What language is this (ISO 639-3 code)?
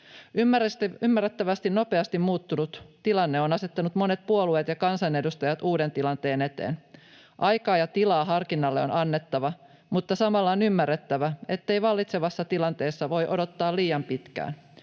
fin